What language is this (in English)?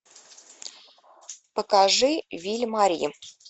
Russian